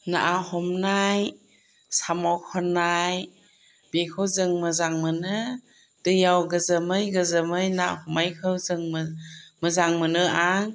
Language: Bodo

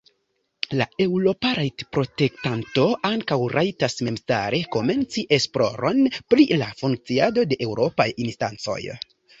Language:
Esperanto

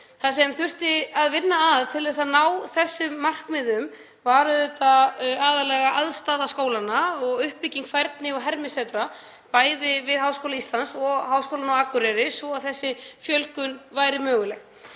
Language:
Icelandic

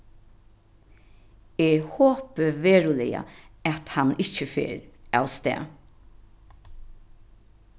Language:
Faroese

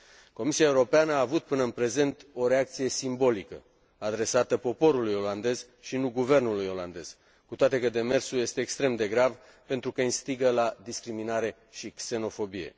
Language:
Romanian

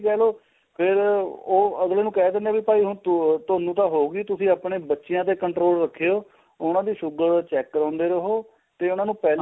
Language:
Punjabi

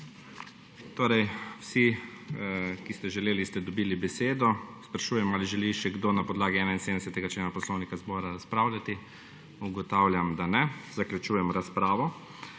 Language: Slovenian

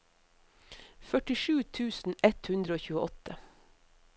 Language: Norwegian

